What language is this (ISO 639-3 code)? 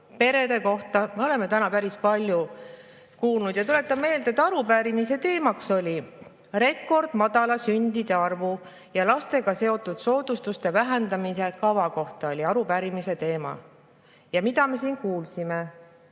est